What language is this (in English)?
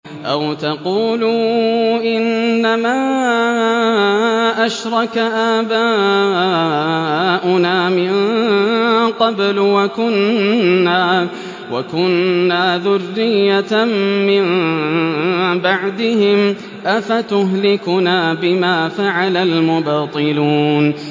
Arabic